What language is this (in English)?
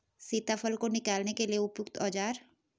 Hindi